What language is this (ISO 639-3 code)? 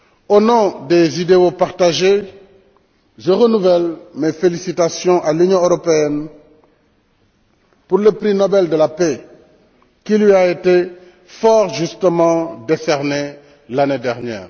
fra